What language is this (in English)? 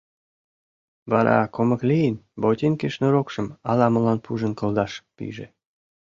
Mari